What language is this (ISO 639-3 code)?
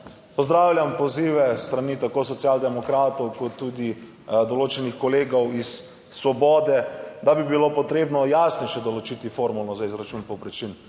slv